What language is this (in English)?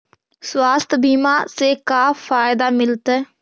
Magahi